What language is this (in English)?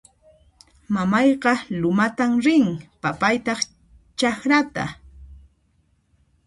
Puno Quechua